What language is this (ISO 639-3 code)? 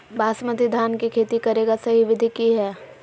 mag